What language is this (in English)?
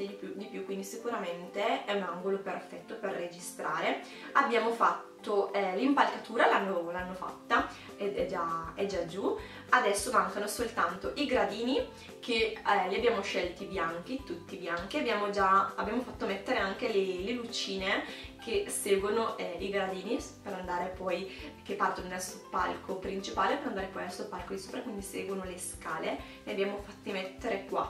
Italian